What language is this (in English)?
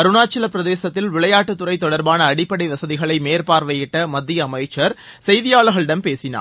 Tamil